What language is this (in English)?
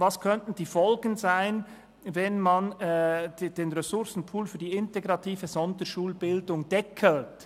Swiss German